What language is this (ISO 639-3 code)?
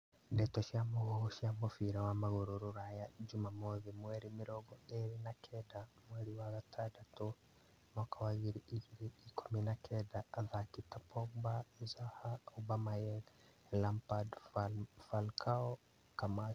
kik